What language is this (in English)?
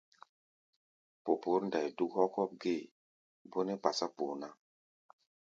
Gbaya